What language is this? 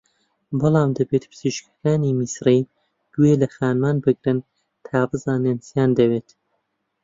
Central Kurdish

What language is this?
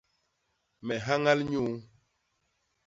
Basaa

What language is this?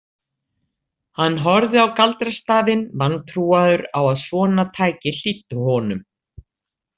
Icelandic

